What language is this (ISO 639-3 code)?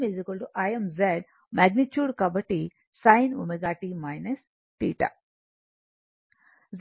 tel